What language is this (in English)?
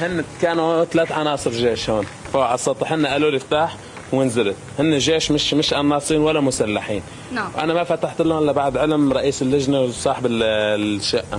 Arabic